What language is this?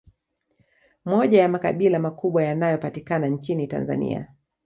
Swahili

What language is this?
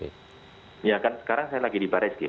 Indonesian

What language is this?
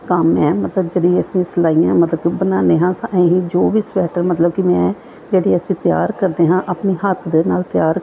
Punjabi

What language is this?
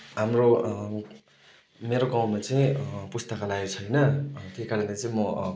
Nepali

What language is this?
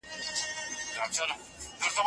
Pashto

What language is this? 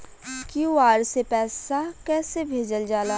Bhojpuri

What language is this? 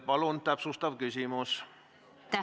Estonian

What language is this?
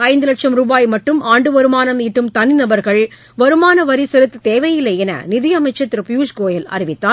Tamil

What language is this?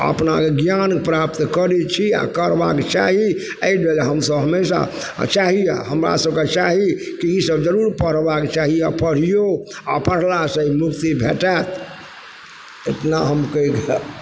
Maithili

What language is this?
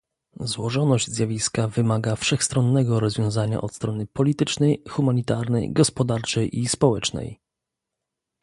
Polish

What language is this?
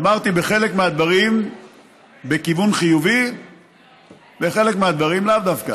Hebrew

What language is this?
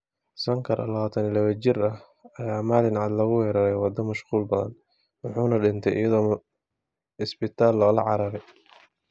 Somali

